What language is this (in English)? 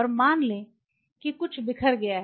Hindi